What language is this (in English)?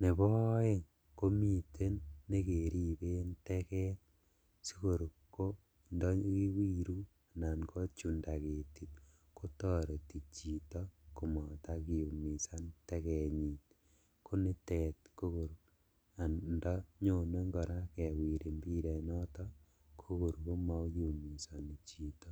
Kalenjin